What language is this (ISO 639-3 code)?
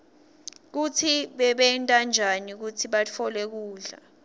ssw